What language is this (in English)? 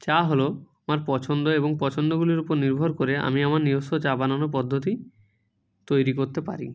Bangla